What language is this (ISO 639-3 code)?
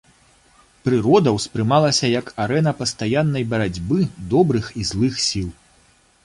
bel